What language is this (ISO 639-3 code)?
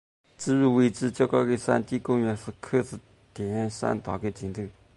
zho